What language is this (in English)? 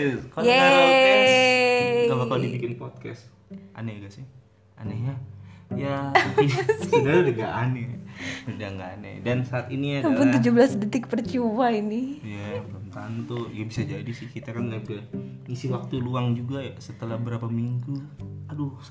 Indonesian